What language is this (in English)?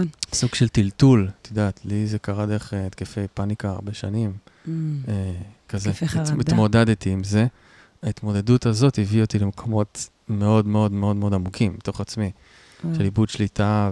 Hebrew